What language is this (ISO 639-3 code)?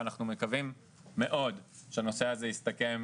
heb